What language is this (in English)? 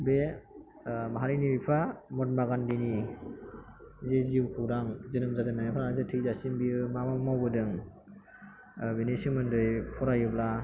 Bodo